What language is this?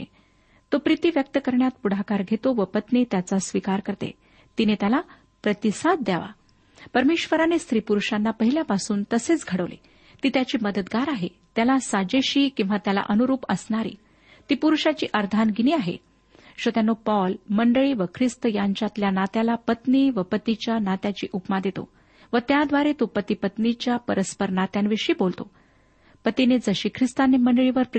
Marathi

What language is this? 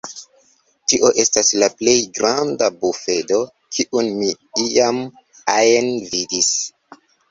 Esperanto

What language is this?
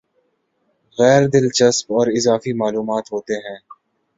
Urdu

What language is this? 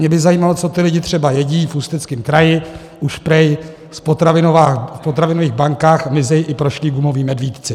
Czech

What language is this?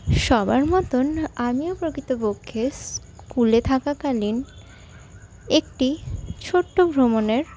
Bangla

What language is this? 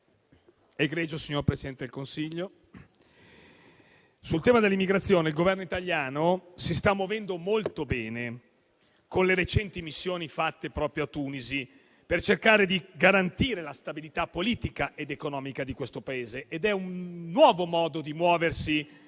Italian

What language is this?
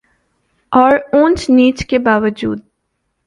Urdu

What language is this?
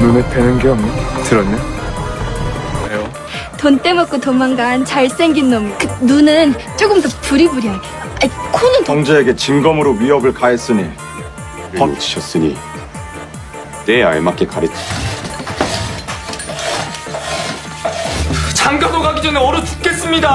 Korean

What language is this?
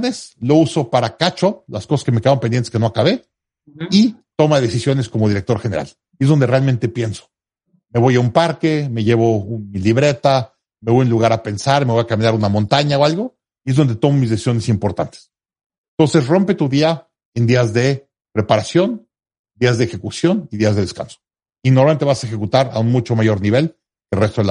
Spanish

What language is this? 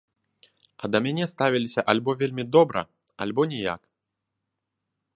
Belarusian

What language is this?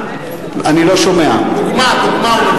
Hebrew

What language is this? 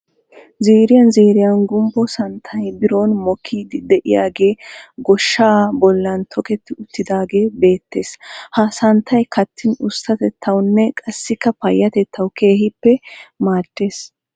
Wolaytta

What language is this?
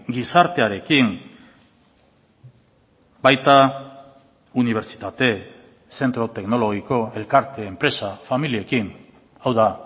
Basque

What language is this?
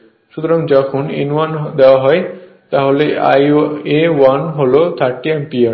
Bangla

